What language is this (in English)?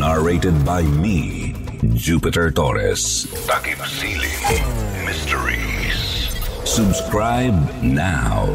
Filipino